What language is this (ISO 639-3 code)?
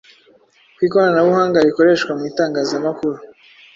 kin